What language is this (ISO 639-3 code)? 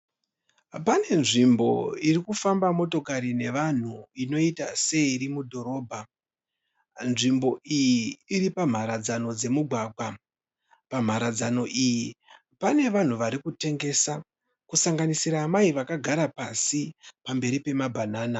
sna